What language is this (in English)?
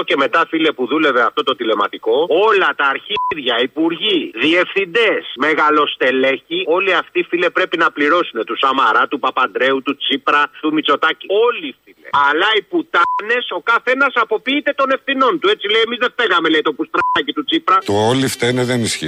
Greek